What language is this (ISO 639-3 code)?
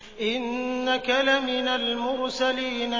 ara